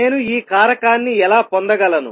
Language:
Telugu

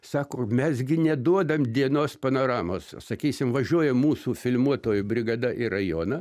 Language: Lithuanian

